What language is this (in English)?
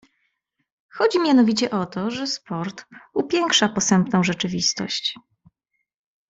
Polish